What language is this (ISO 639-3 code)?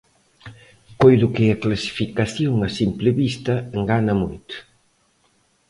glg